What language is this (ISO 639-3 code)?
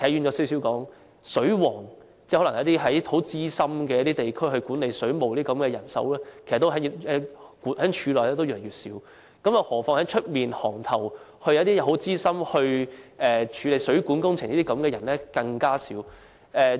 yue